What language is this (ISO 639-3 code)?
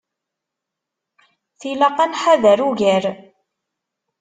kab